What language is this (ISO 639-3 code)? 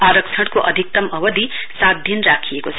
nep